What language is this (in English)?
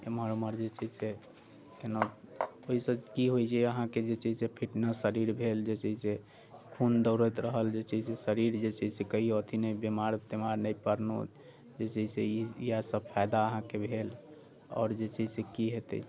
Maithili